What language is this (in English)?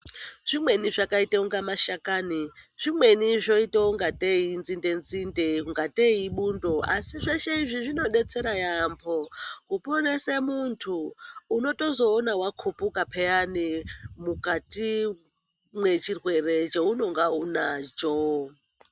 Ndau